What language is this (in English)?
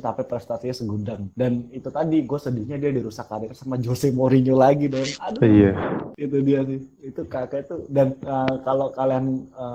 Indonesian